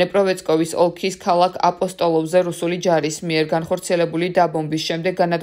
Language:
Romanian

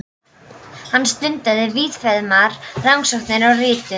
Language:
Icelandic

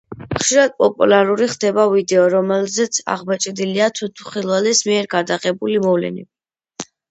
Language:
Georgian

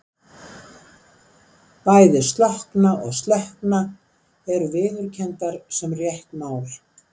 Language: Icelandic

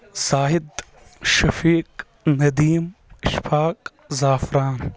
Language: Kashmiri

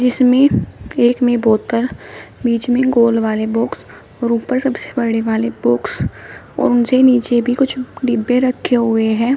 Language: Hindi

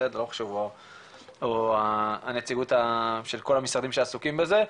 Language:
Hebrew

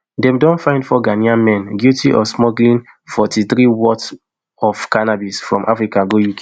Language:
Nigerian Pidgin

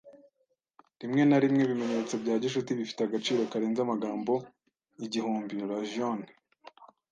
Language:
Kinyarwanda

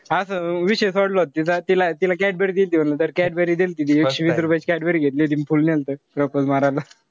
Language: Marathi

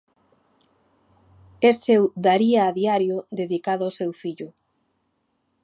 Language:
Galician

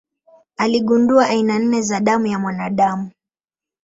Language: Swahili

